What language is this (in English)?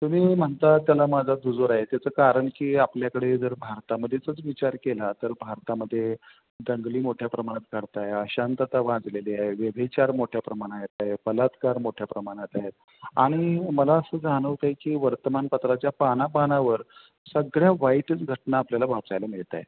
Marathi